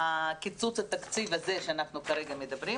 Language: Hebrew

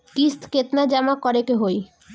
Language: Bhojpuri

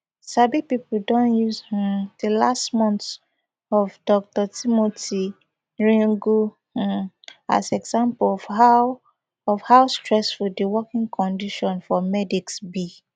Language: Nigerian Pidgin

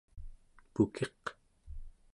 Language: Central Yupik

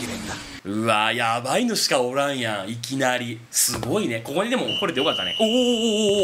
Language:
Japanese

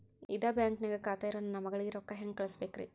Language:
Kannada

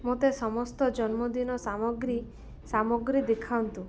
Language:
Odia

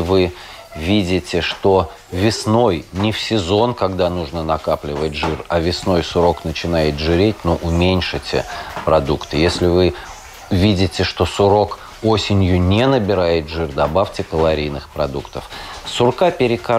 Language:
Russian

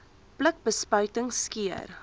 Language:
Afrikaans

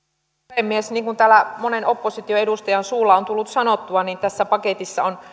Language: Finnish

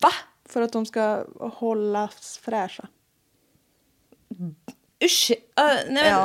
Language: Swedish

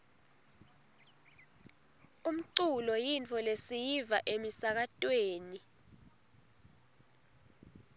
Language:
Swati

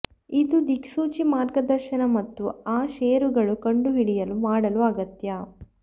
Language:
Kannada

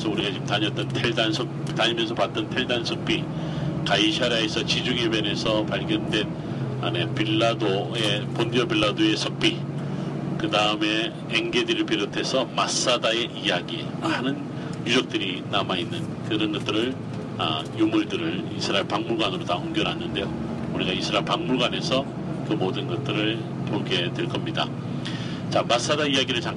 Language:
Korean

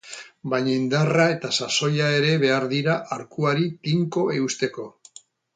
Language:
Basque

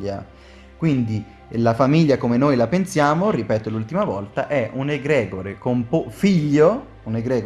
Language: Italian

